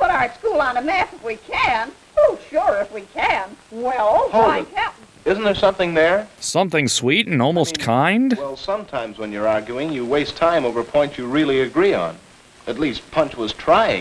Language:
English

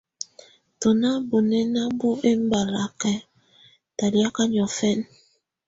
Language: Tunen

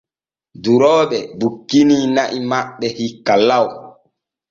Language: Borgu Fulfulde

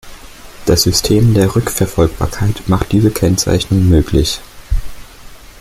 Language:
German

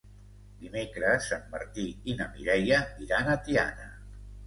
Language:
Catalan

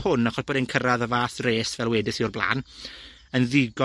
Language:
Welsh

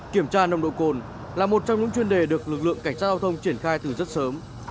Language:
Vietnamese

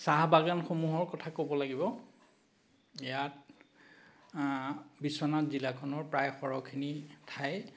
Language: Assamese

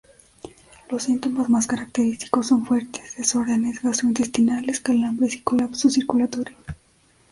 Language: Spanish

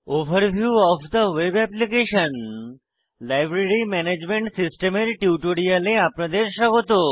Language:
Bangla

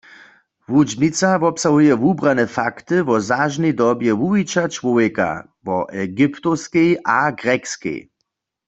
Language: Upper Sorbian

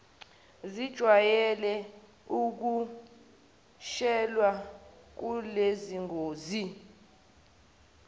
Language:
Zulu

